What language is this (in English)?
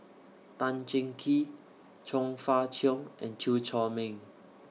English